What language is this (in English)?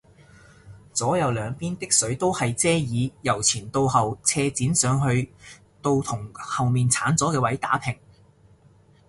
Cantonese